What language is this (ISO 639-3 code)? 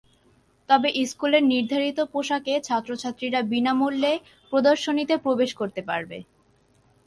ben